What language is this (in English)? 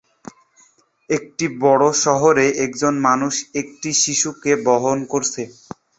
Bangla